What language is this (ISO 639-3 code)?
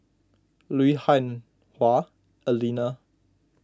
eng